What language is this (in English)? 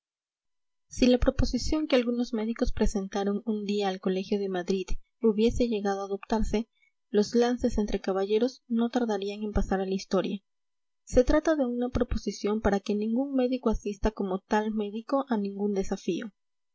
Spanish